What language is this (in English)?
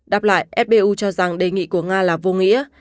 Vietnamese